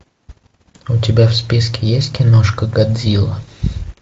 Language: Russian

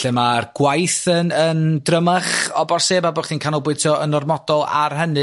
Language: Welsh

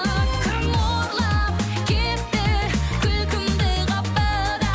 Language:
Kazakh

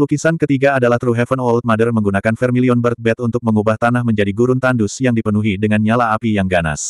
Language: Indonesian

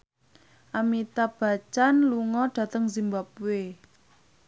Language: Javanese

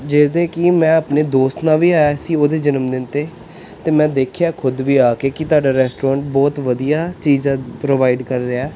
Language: Punjabi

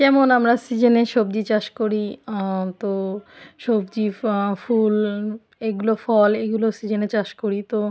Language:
Bangla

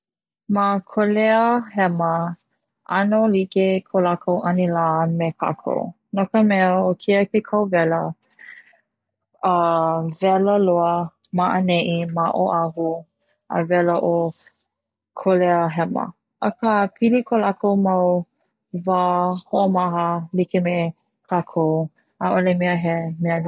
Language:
Hawaiian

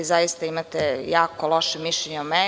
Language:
Serbian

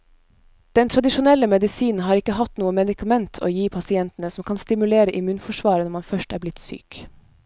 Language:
Norwegian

